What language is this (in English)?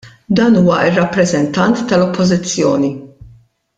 Maltese